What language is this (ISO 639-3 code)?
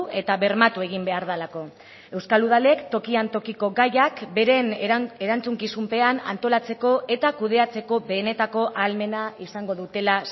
eus